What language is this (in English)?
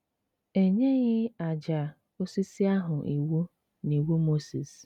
Igbo